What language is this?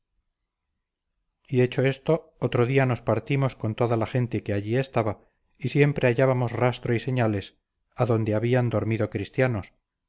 Spanish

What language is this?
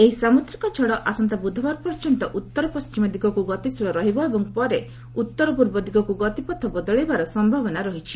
Odia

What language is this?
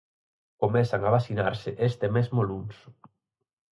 Galician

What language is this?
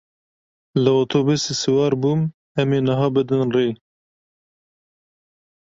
Kurdish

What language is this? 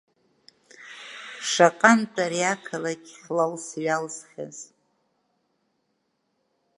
Abkhazian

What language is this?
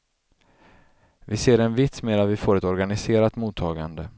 Swedish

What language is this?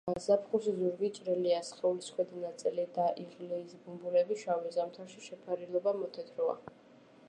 Georgian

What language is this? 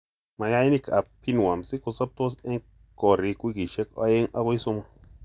Kalenjin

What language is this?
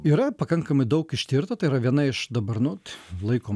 Lithuanian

